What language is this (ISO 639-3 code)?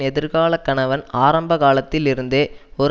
tam